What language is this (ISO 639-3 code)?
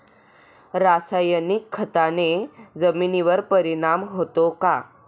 mar